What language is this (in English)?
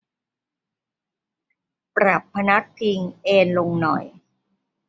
Thai